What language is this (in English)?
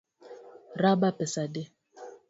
Luo (Kenya and Tanzania)